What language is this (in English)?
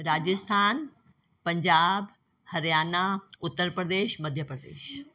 Sindhi